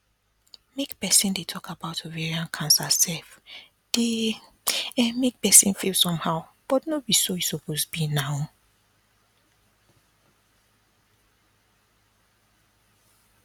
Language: Nigerian Pidgin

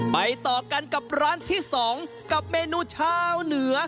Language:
Thai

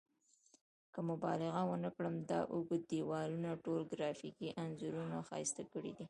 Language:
Pashto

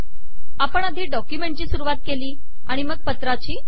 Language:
Marathi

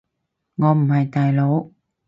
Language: Cantonese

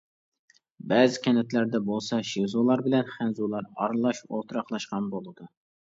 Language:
Uyghur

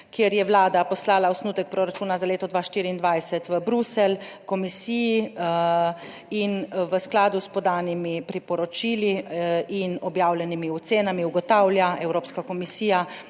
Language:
Slovenian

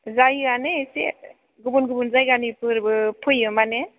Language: Bodo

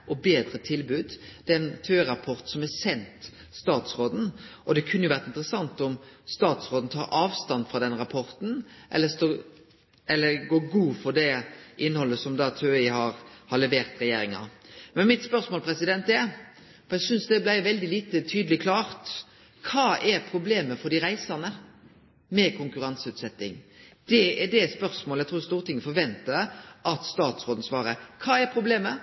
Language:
Norwegian Nynorsk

